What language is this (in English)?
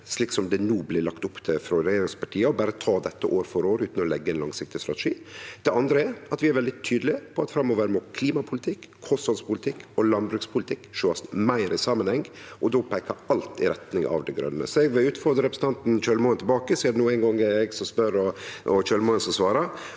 Norwegian